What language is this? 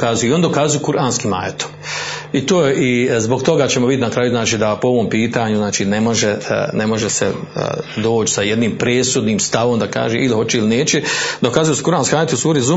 Croatian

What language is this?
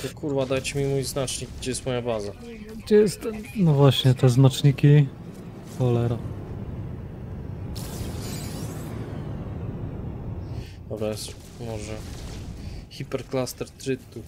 Polish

